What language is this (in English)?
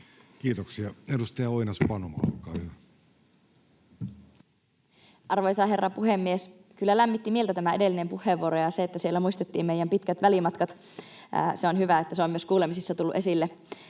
Finnish